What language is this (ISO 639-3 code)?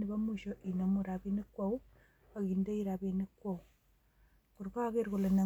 kln